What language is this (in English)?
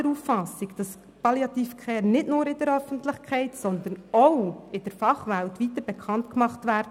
Swiss German